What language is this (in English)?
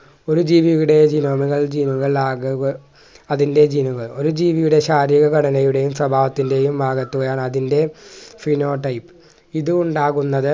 Malayalam